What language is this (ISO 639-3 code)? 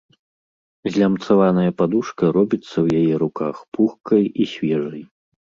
bel